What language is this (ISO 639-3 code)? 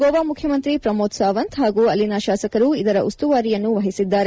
kan